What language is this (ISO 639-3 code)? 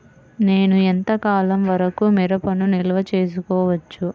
tel